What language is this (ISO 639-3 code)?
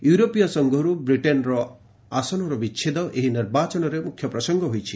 ori